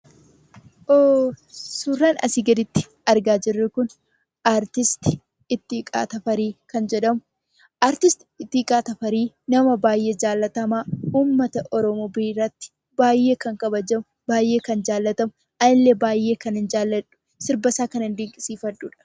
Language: Oromo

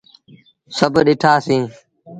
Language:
Sindhi Bhil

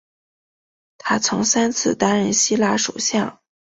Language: Chinese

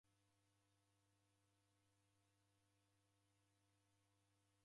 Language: Taita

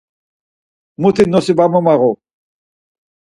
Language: Laz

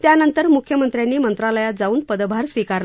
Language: Marathi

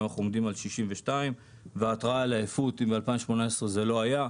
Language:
Hebrew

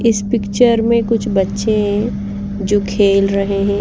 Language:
Hindi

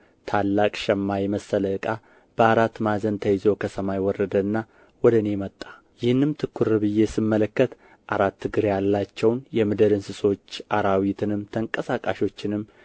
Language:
Amharic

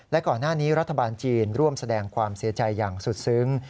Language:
Thai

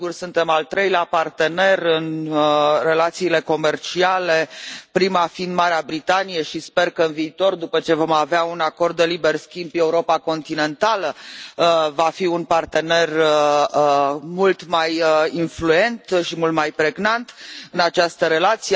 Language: Romanian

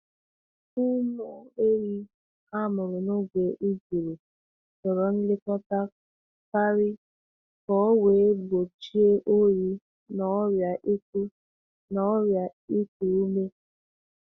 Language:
Igbo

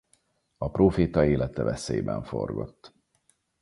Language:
Hungarian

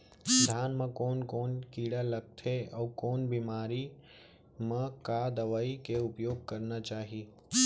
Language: Chhattisgarhi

